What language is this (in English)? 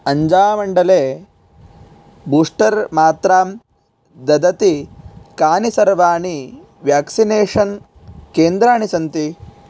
Sanskrit